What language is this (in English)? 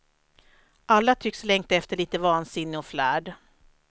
Swedish